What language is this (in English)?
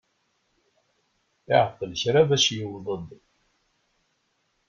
Kabyle